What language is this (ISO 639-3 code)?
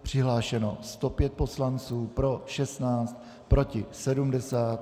ces